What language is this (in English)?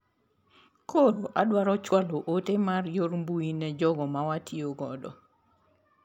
Luo (Kenya and Tanzania)